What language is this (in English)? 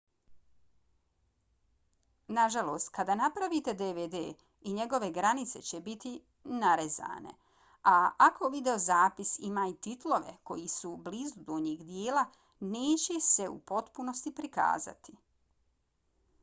Bosnian